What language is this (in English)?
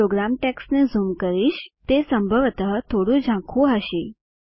Gujarati